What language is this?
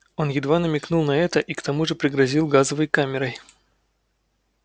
Russian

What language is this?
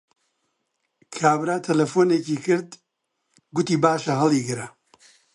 Central Kurdish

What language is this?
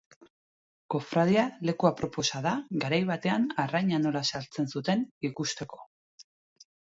Basque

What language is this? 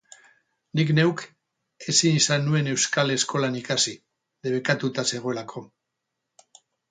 Basque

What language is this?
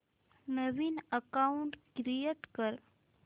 Marathi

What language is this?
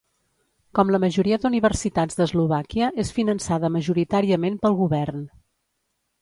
Catalan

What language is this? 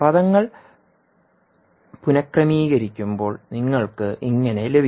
Malayalam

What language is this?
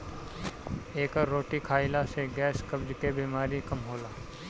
Bhojpuri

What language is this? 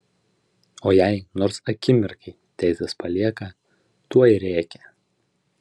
Lithuanian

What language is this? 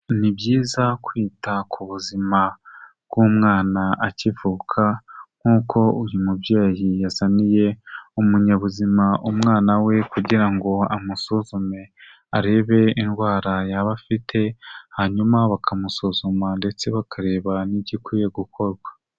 Kinyarwanda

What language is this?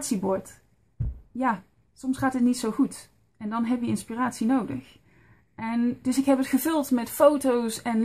Dutch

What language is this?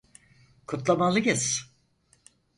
Turkish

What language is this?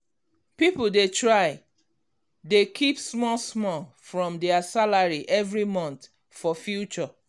Nigerian Pidgin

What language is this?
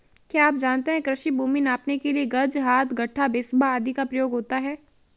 Hindi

